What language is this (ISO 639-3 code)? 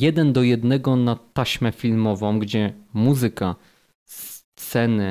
pol